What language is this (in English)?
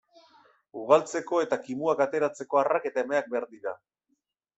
Basque